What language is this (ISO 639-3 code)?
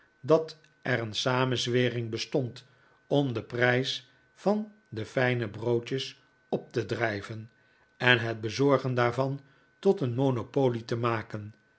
nld